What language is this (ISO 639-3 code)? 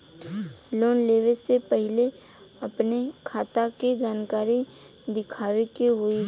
bho